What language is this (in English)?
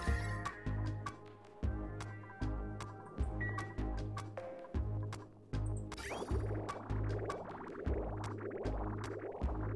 Portuguese